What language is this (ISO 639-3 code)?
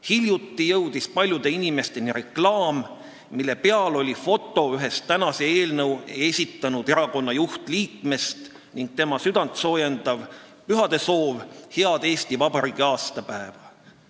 est